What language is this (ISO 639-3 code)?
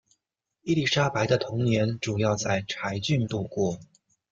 zho